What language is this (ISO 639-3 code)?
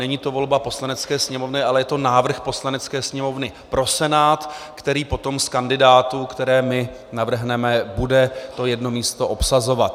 ces